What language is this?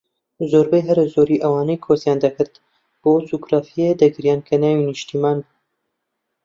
Central Kurdish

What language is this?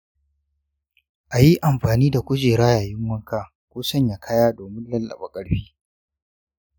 Hausa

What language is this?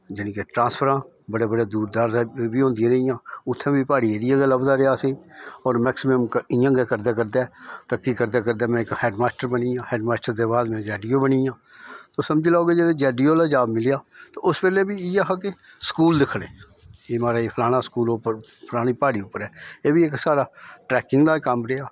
Dogri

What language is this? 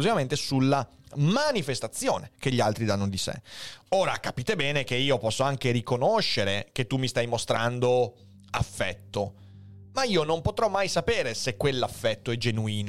Italian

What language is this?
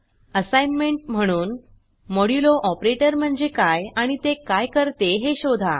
Marathi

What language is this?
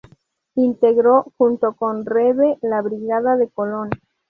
Spanish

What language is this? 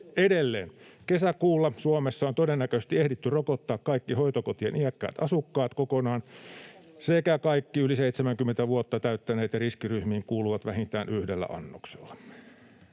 Finnish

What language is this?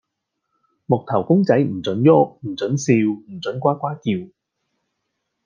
Cantonese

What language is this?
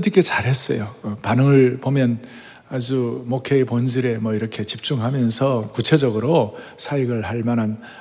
Korean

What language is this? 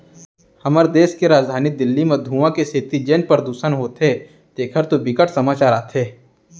Chhattisgarhi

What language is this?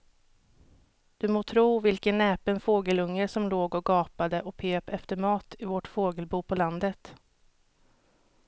Swedish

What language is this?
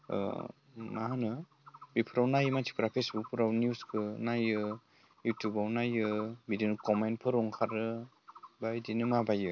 Bodo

